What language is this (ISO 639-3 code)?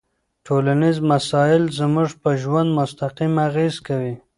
pus